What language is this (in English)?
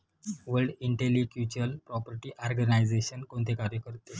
Marathi